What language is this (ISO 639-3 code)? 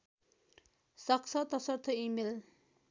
nep